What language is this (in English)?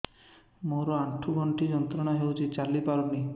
Odia